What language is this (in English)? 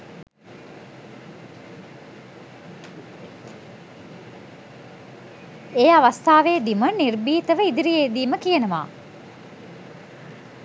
Sinhala